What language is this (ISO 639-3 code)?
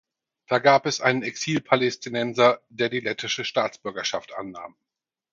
deu